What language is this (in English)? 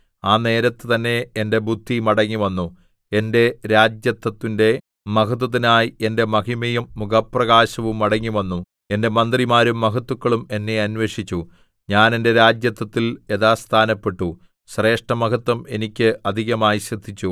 Malayalam